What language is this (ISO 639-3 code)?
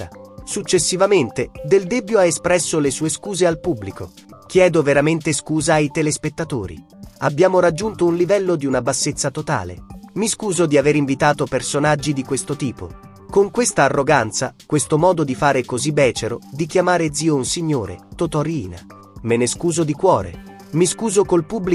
ita